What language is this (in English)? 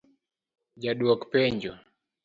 Luo (Kenya and Tanzania)